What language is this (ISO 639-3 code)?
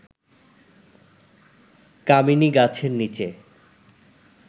ben